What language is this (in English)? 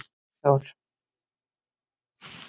Icelandic